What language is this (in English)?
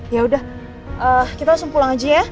Indonesian